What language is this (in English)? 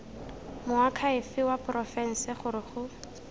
Tswana